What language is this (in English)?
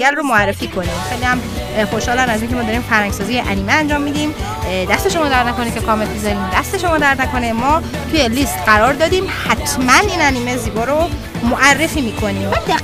Persian